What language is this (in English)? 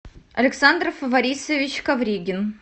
Russian